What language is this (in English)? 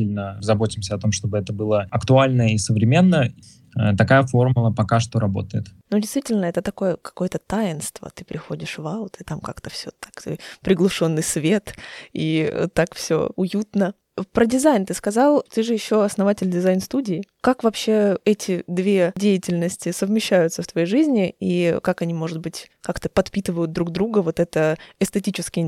Russian